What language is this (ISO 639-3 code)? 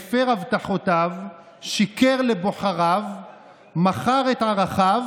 heb